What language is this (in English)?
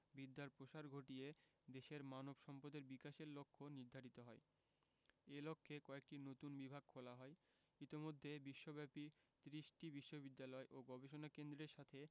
Bangla